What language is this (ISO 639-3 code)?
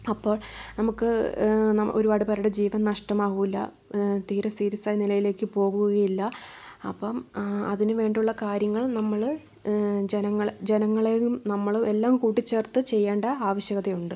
mal